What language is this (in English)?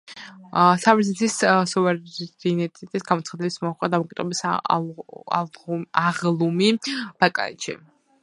Georgian